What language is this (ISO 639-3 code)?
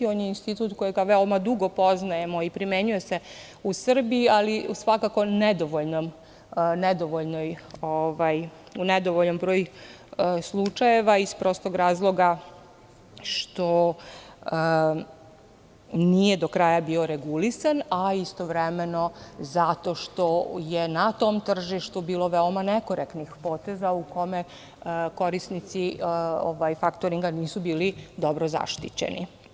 srp